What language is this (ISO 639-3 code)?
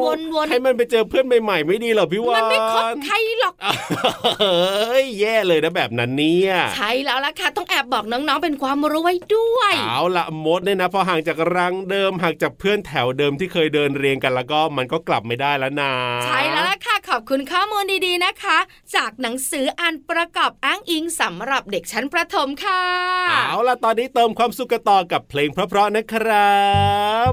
tha